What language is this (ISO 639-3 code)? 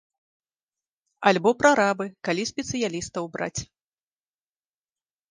bel